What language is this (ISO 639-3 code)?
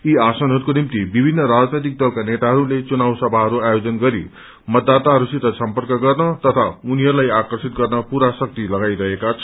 nep